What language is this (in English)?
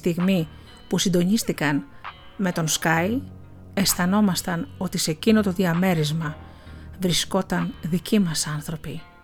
Greek